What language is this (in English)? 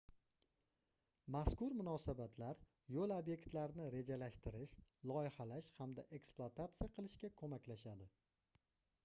Uzbek